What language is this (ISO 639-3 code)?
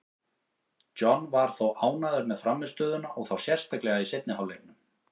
isl